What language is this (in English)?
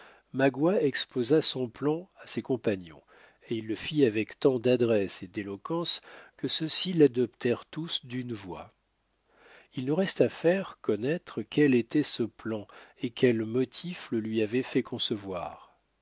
French